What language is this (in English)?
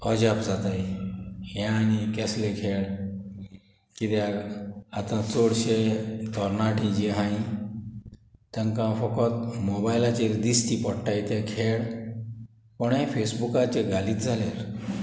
Konkani